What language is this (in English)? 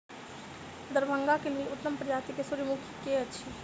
Maithili